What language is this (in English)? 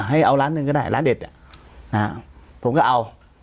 Thai